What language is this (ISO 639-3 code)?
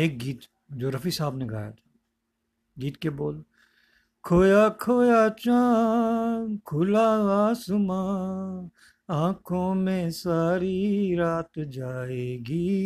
hin